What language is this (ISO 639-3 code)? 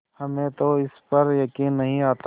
hin